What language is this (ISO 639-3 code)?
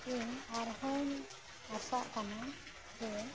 sat